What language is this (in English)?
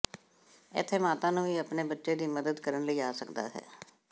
Punjabi